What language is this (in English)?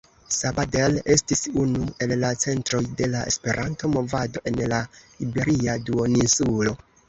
Esperanto